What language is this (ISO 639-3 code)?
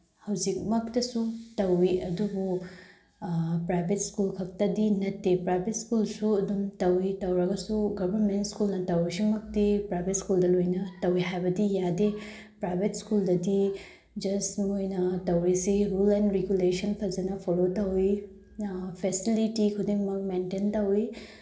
mni